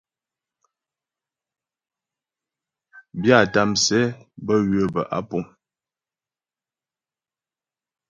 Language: Ghomala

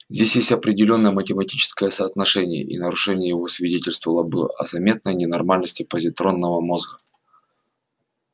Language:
Russian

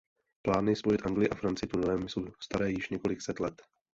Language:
Czech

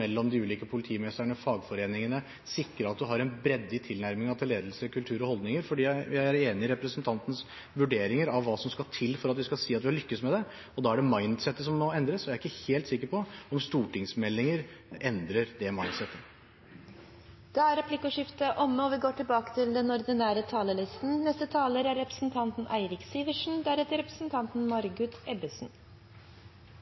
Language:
Norwegian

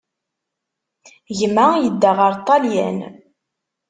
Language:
Kabyle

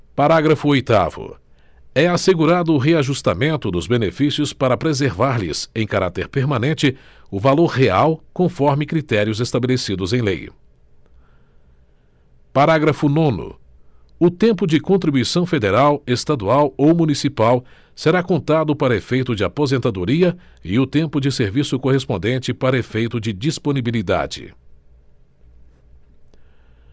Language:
Portuguese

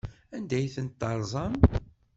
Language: Kabyle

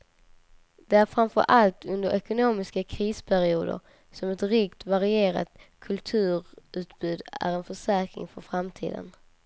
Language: Swedish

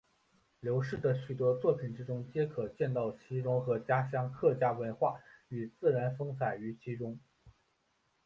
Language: Chinese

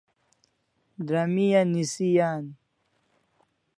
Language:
Kalasha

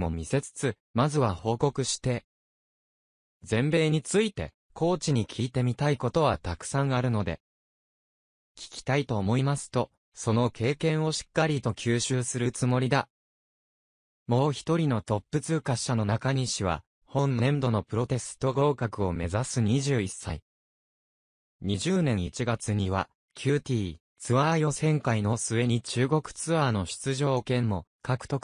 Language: Japanese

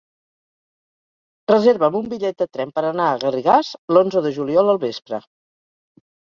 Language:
Catalan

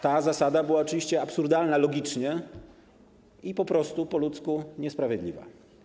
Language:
Polish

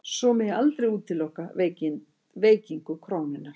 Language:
Icelandic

